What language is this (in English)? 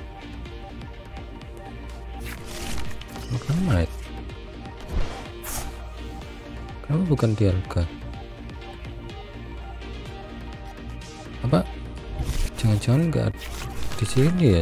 Indonesian